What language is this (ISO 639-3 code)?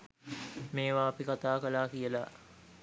sin